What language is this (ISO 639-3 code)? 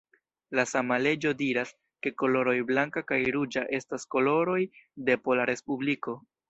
epo